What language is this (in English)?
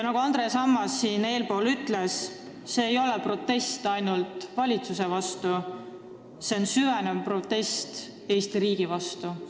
Estonian